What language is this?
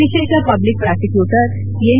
Kannada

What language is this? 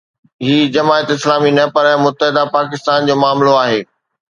Sindhi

